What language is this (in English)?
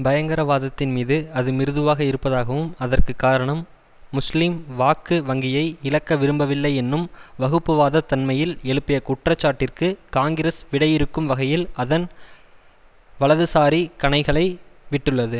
Tamil